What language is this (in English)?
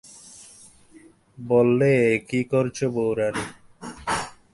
Bangla